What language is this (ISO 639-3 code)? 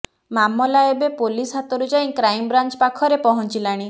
ori